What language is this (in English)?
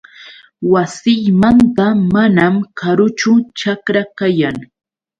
Yauyos Quechua